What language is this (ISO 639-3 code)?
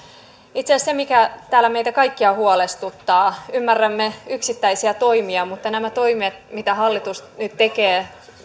fin